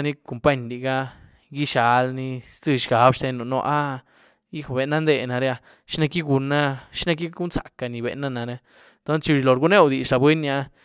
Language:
Güilá Zapotec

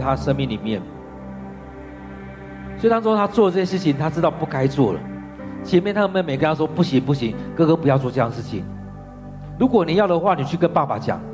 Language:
Chinese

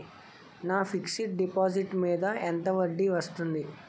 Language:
Telugu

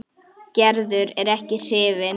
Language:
Icelandic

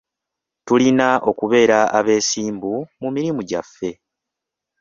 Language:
Ganda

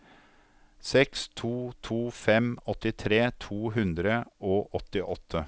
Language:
Norwegian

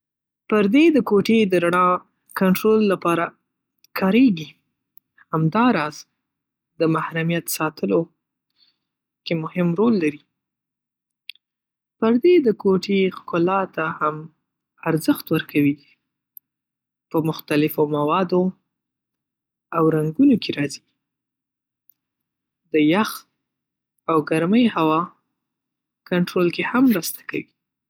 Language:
Pashto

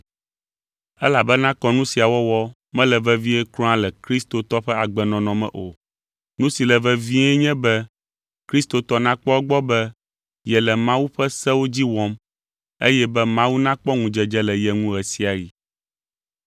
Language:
Ewe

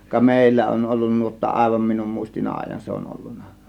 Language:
Finnish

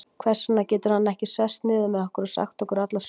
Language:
Icelandic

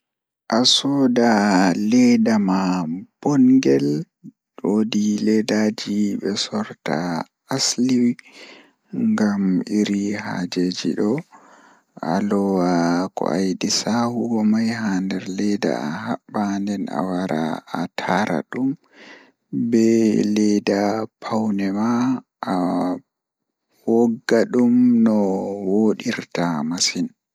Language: Fula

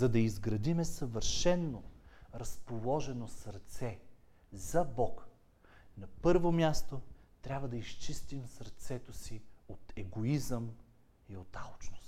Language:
Bulgarian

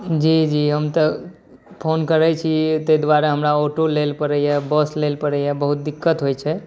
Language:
Maithili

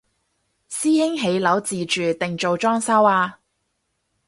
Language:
Cantonese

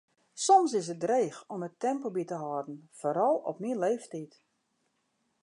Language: Western Frisian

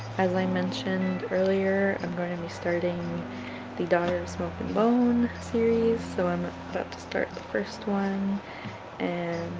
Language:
English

